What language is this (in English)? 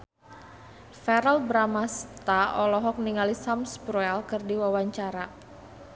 Sundanese